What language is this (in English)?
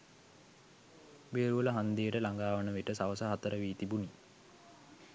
Sinhala